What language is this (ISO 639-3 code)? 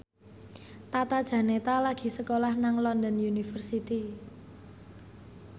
jav